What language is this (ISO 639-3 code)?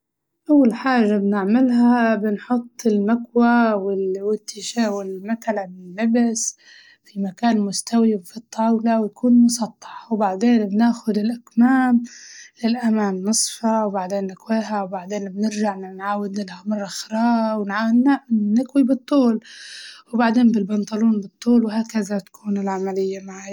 ayl